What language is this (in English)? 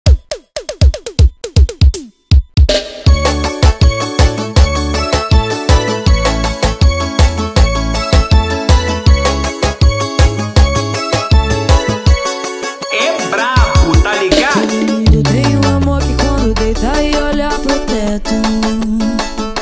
Romanian